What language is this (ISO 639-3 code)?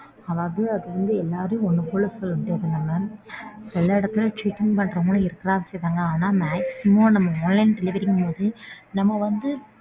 tam